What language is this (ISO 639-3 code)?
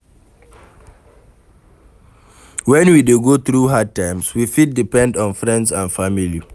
pcm